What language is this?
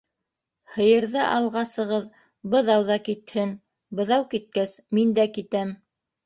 Bashkir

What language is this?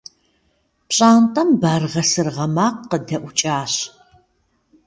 Kabardian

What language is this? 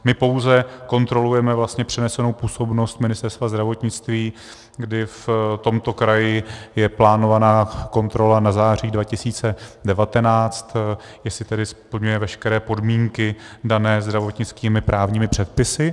Czech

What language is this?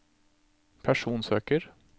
Norwegian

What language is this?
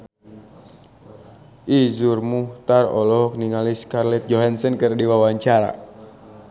Sundanese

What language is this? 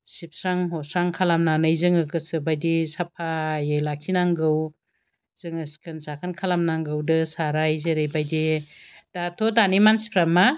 Bodo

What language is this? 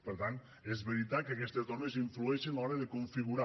Catalan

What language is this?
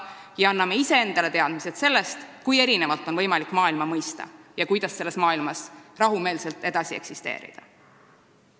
Estonian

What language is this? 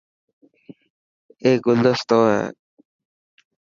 Dhatki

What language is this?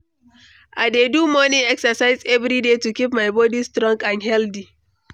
Nigerian Pidgin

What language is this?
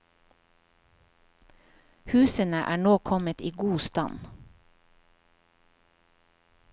Norwegian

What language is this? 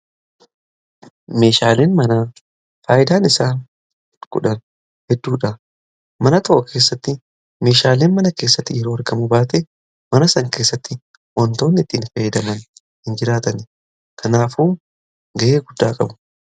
Oromo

